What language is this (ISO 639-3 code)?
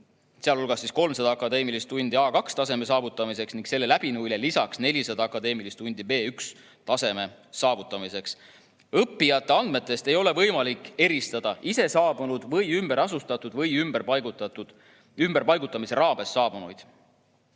est